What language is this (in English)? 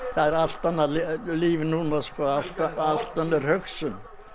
Icelandic